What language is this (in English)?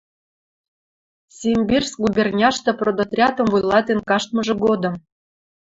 Western Mari